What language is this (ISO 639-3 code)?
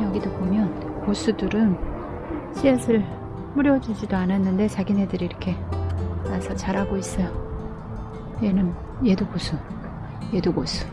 kor